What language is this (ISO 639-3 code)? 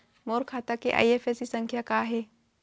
hne